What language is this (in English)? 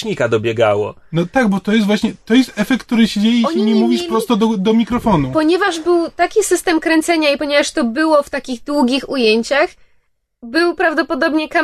Polish